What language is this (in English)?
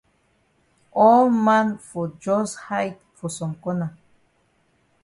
Cameroon Pidgin